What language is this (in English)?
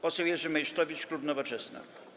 Polish